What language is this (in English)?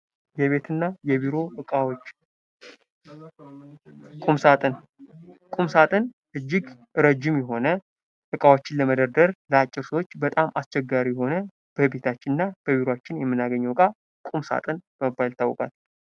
Amharic